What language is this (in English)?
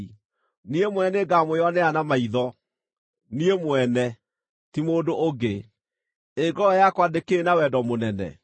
Kikuyu